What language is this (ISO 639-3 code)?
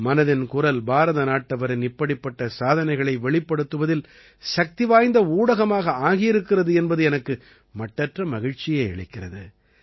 tam